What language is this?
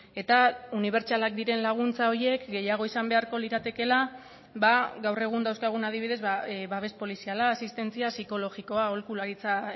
Basque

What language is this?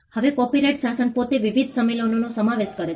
Gujarati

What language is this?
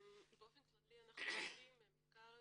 Hebrew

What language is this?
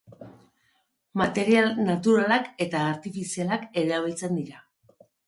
Basque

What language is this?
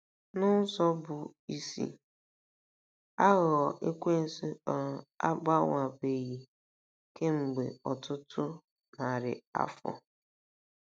Igbo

